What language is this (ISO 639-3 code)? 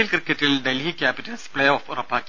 mal